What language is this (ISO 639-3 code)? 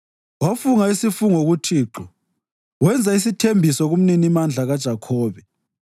nde